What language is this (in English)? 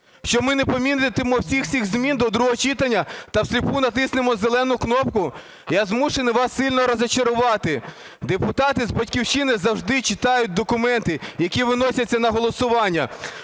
Ukrainian